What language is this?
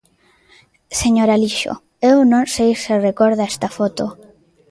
Galician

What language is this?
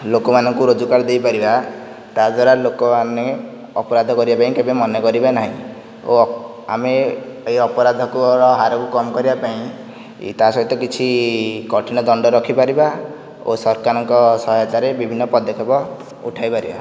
Odia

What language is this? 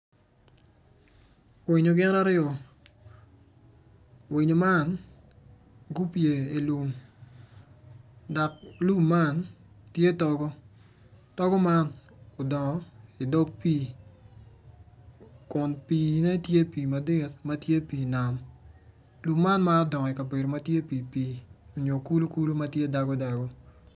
Acoli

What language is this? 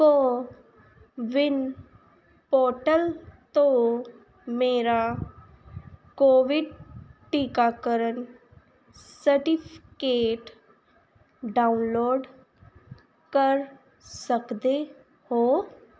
Punjabi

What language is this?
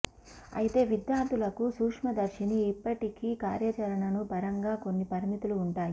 Telugu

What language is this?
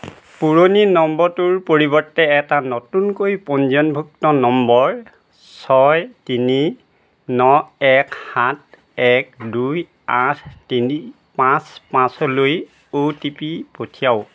Assamese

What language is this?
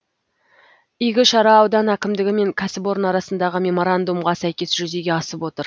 Kazakh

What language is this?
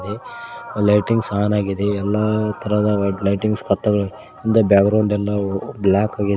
Kannada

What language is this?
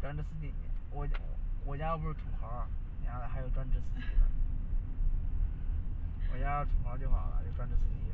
Chinese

